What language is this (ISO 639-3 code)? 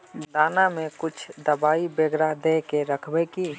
mag